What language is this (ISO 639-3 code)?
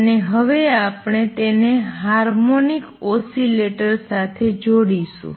guj